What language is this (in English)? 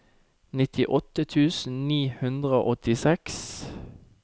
Norwegian